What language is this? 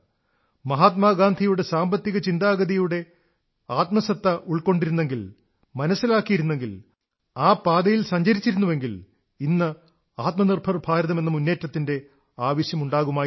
Malayalam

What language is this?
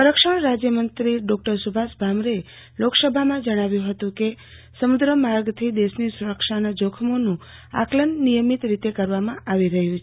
Gujarati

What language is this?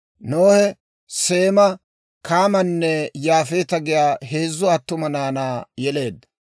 Dawro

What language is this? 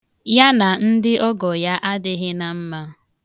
Igbo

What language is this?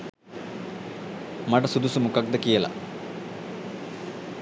Sinhala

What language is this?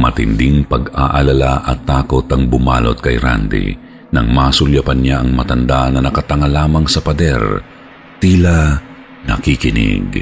Filipino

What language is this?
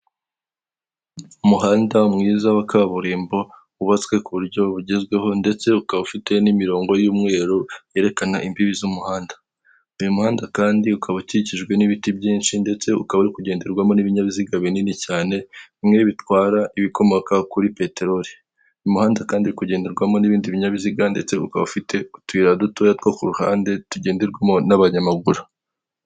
Kinyarwanda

